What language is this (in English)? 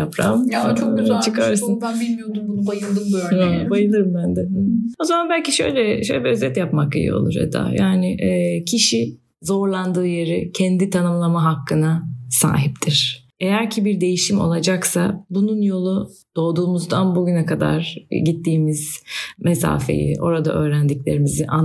Turkish